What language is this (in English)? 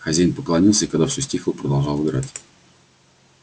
Russian